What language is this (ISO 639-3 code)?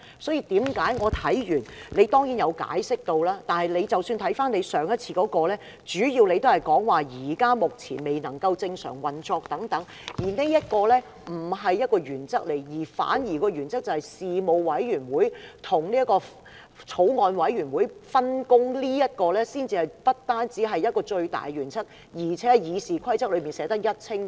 yue